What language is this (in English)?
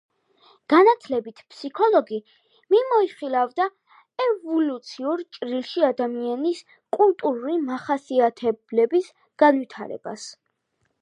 Georgian